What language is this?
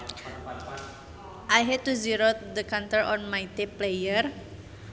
Sundanese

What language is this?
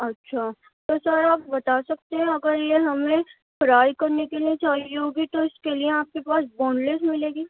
Urdu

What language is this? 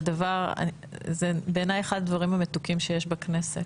Hebrew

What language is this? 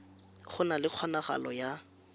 Tswana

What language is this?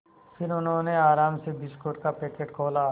Hindi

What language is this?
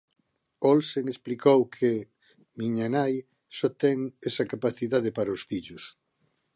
Galician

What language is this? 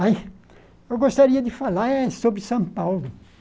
Portuguese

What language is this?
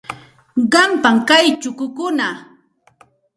Santa Ana de Tusi Pasco Quechua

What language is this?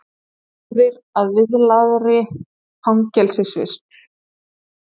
Icelandic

